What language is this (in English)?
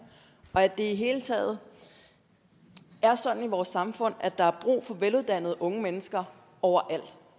Danish